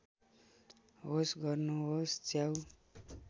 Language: Nepali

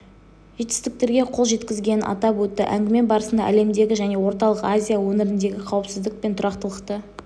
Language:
Kazakh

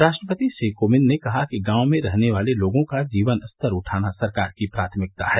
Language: Hindi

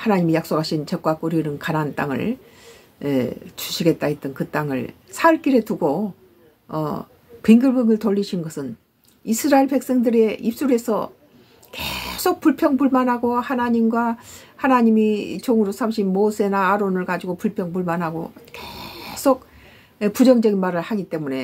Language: Korean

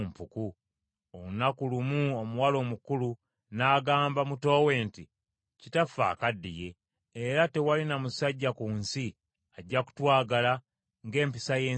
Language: Ganda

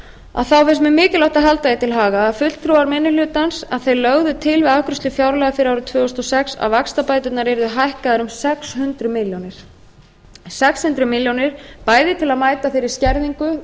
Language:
Icelandic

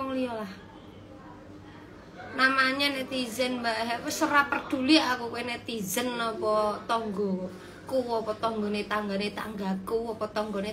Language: Indonesian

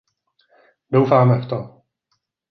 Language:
Czech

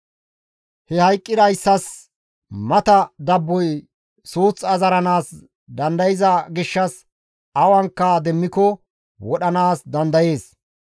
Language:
Gamo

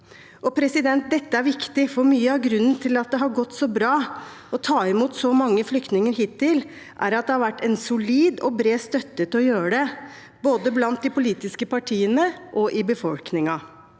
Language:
Norwegian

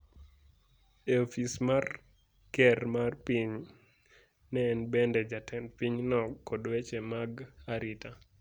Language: Luo (Kenya and Tanzania)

